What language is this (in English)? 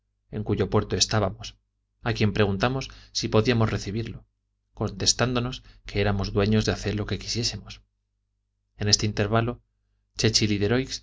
Spanish